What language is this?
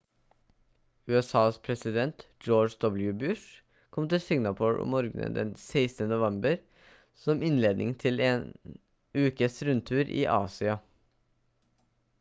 Norwegian Bokmål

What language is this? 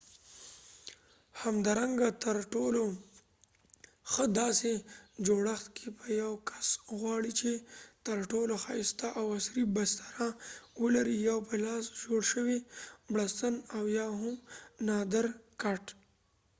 Pashto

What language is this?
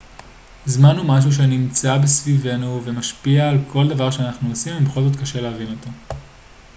Hebrew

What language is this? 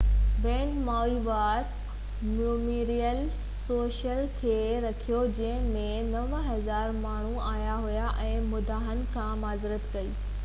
Sindhi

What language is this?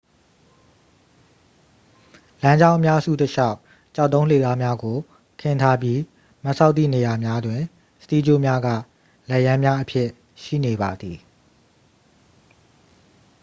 Burmese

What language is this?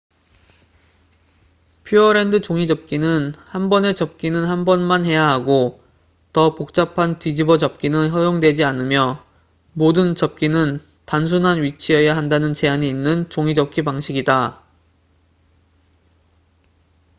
Korean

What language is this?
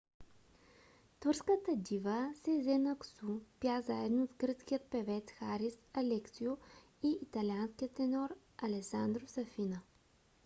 Bulgarian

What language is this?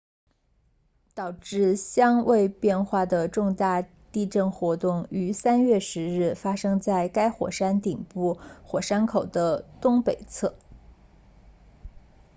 Chinese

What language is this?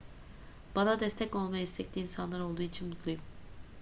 Turkish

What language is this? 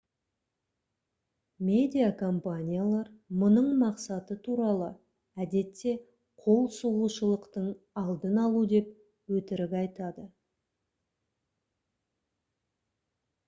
Kazakh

